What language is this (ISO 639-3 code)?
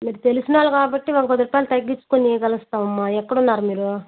tel